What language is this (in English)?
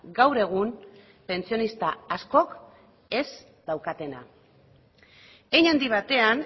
Basque